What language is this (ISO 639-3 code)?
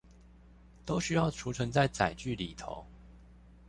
zho